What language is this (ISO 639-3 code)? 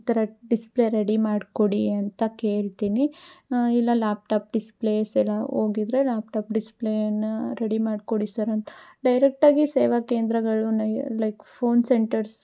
kan